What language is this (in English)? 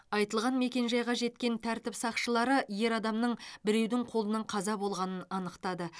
Kazakh